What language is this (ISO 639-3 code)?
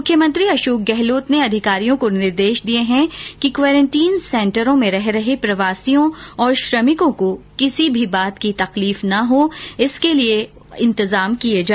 hin